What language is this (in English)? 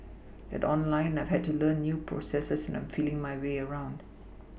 English